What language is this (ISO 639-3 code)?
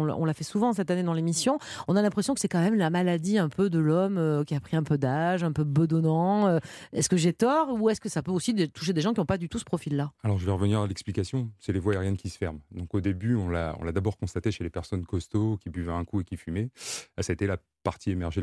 fra